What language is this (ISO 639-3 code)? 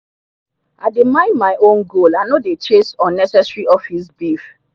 pcm